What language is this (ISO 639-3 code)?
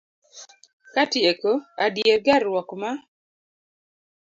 luo